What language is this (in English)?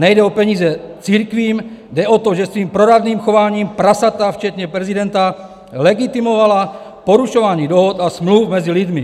Czech